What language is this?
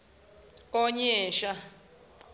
Zulu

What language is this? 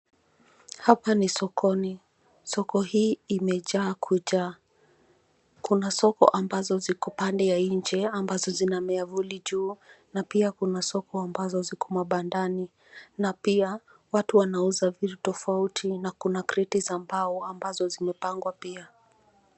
Swahili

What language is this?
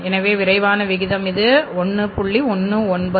Tamil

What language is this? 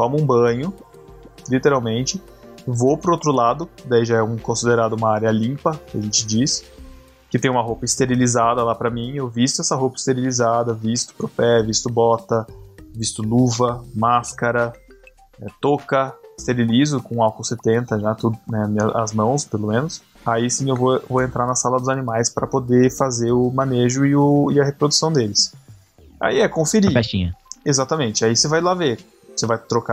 Portuguese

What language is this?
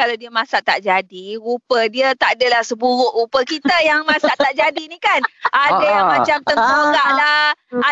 Malay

